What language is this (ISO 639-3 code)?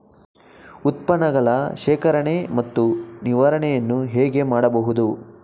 kan